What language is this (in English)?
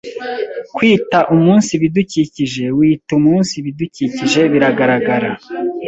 Kinyarwanda